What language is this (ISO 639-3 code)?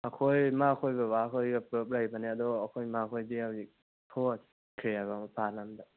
mni